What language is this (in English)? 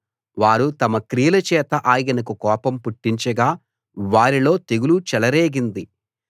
Telugu